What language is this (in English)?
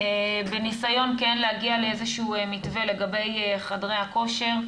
Hebrew